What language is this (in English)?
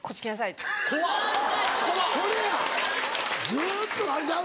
Japanese